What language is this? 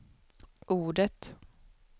Swedish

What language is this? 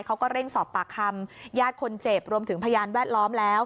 Thai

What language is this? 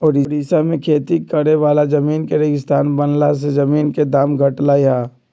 Magahi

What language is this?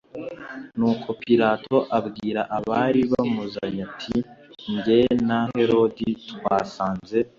Kinyarwanda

